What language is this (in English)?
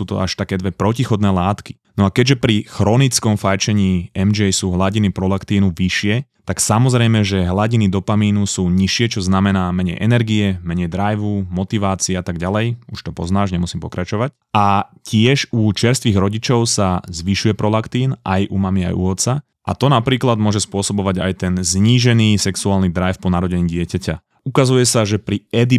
Slovak